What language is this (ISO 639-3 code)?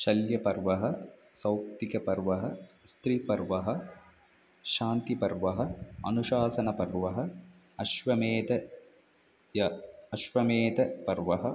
san